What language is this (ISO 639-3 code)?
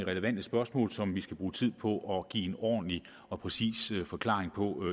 dan